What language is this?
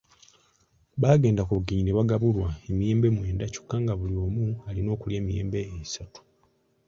Ganda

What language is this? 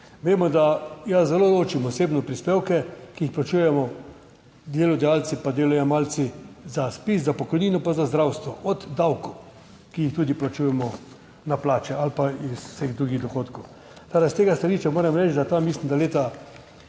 Slovenian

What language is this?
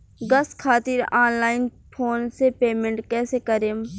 Bhojpuri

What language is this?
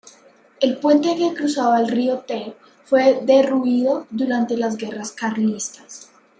Spanish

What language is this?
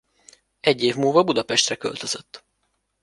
Hungarian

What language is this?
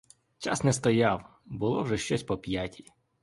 Ukrainian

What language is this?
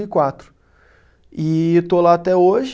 Portuguese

